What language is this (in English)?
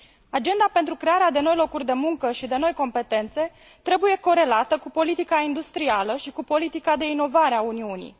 Romanian